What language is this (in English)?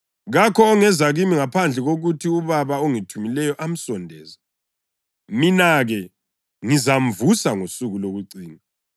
North Ndebele